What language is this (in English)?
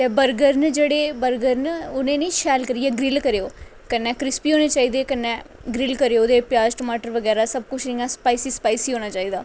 Dogri